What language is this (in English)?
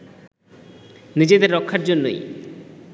Bangla